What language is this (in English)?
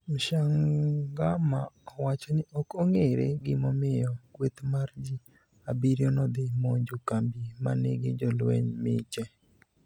Luo (Kenya and Tanzania)